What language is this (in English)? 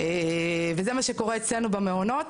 Hebrew